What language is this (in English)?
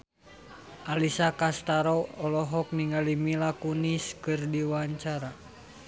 Sundanese